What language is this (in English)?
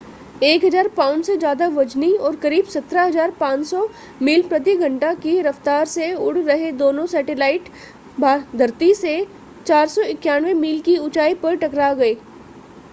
Hindi